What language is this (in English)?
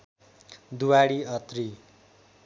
Nepali